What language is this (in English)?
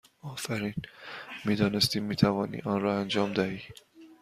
Persian